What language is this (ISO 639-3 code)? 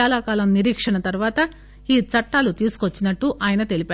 tel